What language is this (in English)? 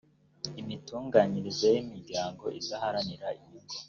Kinyarwanda